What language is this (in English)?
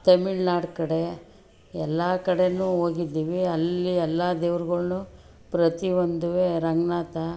Kannada